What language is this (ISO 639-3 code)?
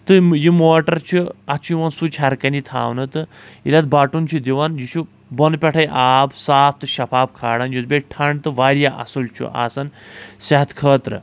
kas